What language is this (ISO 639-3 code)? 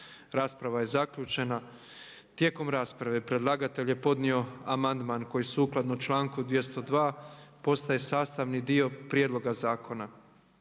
hrv